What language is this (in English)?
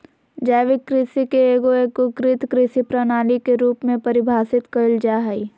Magahi